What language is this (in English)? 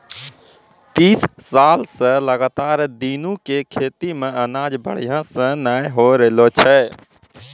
Maithili